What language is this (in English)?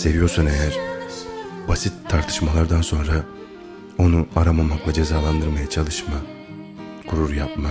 Turkish